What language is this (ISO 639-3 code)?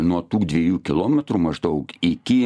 lit